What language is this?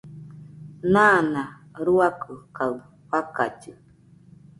Nüpode Huitoto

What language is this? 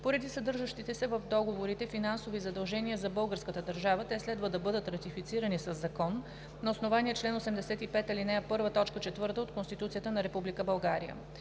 Bulgarian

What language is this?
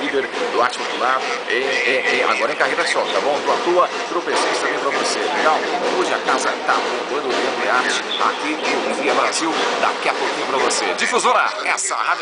Portuguese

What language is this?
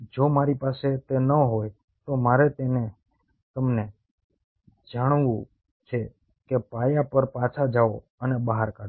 Gujarati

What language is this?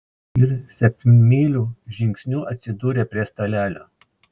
Lithuanian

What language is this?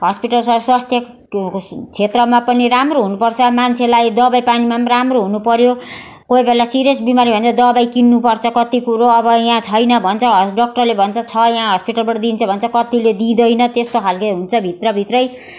Nepali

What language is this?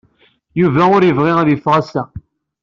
Kabyle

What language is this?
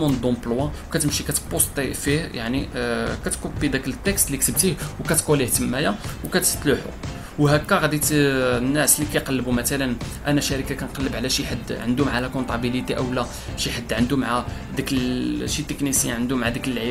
Arabic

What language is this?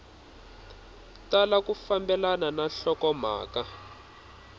Tsonga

